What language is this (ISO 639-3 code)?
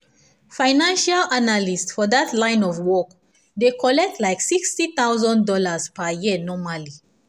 pcm